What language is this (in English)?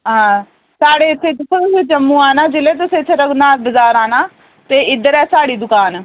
Dogri